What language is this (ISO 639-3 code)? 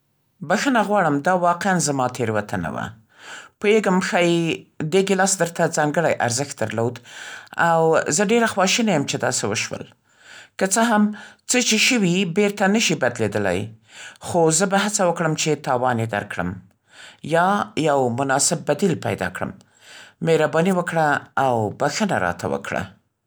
pst